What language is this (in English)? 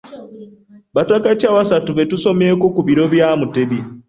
Ganda